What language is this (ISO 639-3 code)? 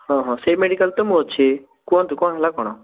ori